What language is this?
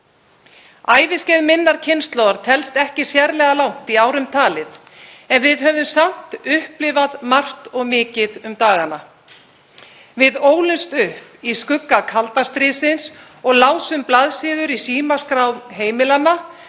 Icelandic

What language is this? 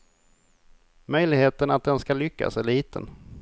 Swedish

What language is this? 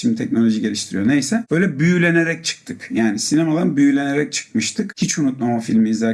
Turkish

